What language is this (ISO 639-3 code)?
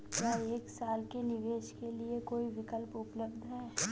hin